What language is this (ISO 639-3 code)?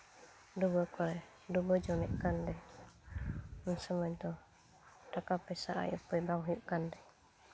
sat